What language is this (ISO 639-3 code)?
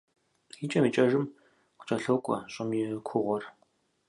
kbd